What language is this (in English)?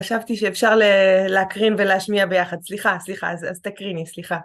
Hebrew